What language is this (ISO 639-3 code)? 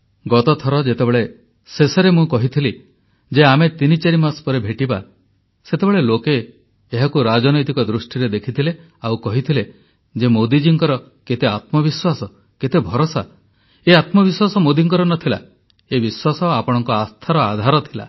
ori